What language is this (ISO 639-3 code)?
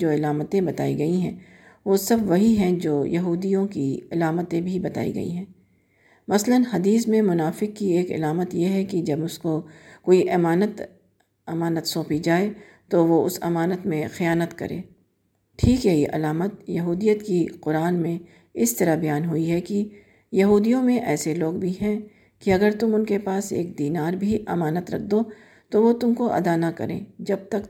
urd